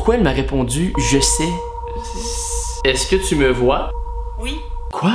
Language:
French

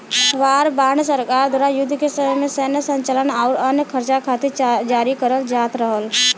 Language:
Bhojpuri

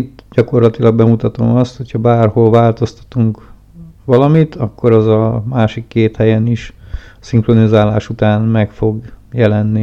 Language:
Hungarian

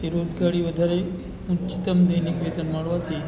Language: Gujarati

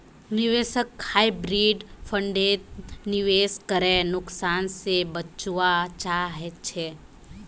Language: Magahi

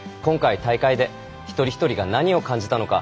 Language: Japanese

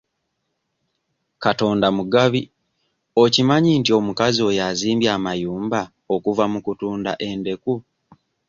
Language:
Ganda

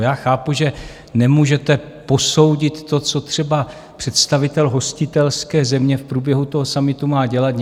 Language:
Czech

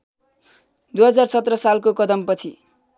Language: Nepali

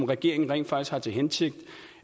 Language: Danish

